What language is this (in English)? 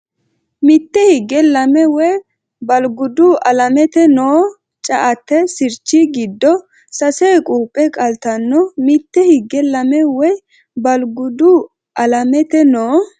Sidamo